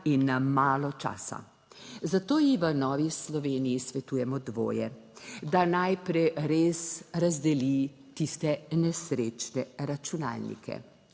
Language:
Slovenian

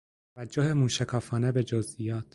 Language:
Persian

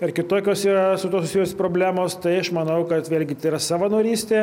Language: Lithuanian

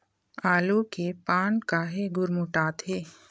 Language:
Chhattisgarhi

